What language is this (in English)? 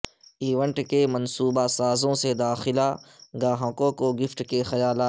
Urdu